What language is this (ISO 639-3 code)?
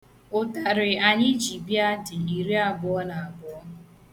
ibo